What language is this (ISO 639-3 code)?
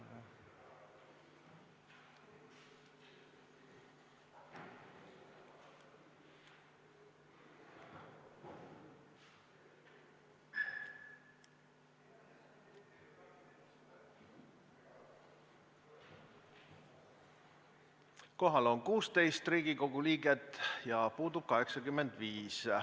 est